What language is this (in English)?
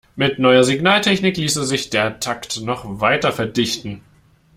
German